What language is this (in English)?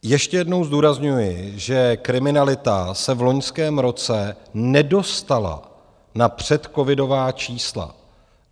Czech